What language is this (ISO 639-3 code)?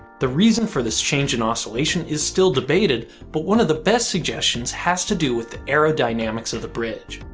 eng